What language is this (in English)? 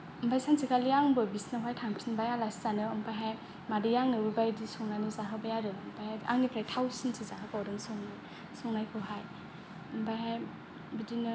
Bodo